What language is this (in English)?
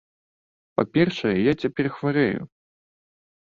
Belarusian